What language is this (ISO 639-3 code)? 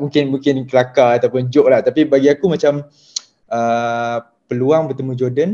msa